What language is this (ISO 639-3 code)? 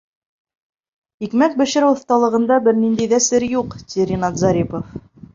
bak